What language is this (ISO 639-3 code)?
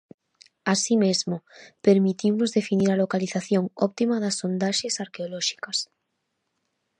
glg